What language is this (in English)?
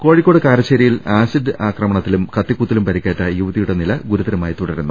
Malayalam